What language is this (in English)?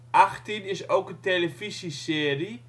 Dutch